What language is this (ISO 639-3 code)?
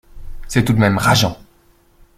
fra